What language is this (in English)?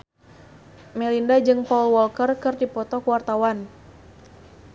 Sundanese